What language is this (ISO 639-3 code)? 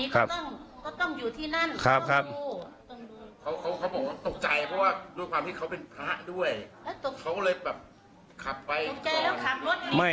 tha